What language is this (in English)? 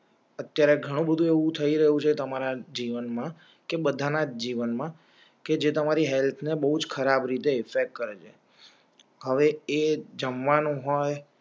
Gujarati